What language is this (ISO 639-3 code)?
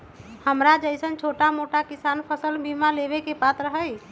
mag